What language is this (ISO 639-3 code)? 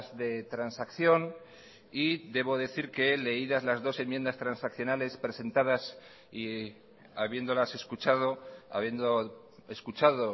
spa